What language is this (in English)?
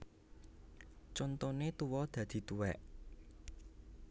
Javanese